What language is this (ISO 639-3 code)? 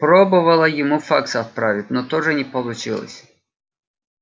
rus